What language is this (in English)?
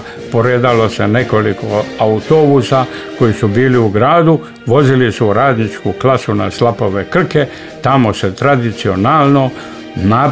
Croatian